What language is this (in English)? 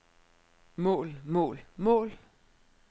Danish